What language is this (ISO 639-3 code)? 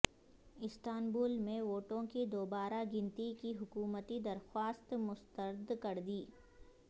urd